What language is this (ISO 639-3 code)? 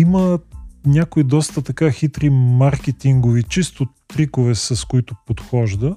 bul